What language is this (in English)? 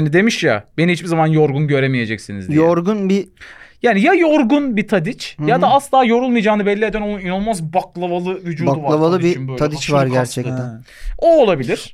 Turkish